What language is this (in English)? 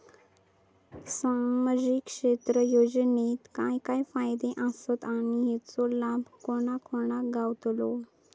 Marathi